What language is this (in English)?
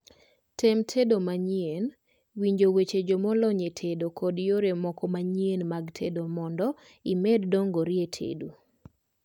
Luo (Kenya and Tanzania)